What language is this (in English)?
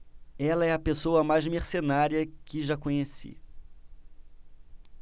Portuguese